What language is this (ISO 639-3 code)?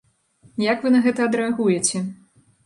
bel